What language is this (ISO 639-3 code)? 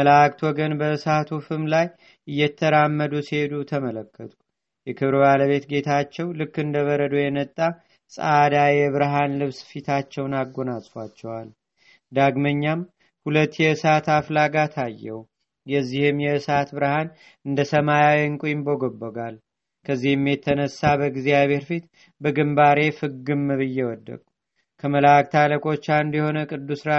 amh